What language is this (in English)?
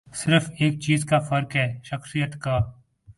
Urdu